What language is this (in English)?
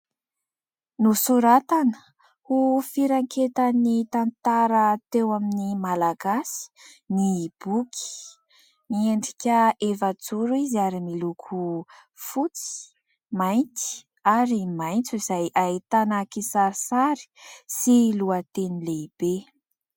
Malagasy